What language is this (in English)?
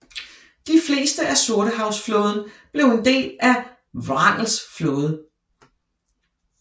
Danish